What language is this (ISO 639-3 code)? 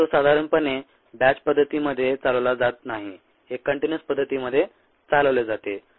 mar